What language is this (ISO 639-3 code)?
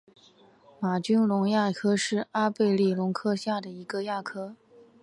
zho